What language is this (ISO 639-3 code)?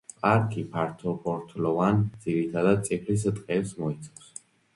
kat